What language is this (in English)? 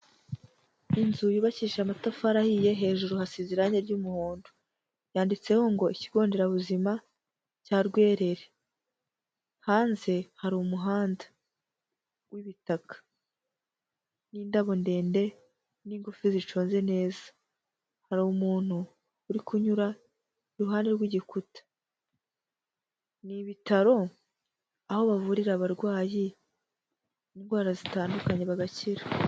Kinyarwanda